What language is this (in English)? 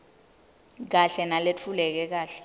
Swati